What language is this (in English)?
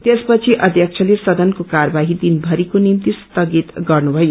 Nepali